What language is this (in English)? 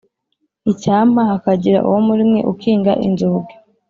Kinyarwanda